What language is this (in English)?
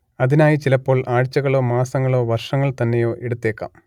Malayalam